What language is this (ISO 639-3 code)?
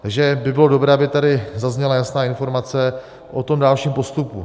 ces